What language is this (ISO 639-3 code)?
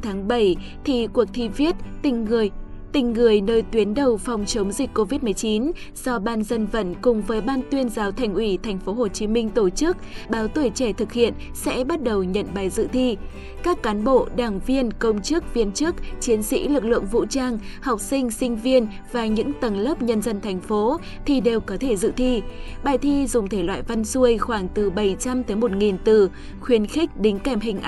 vie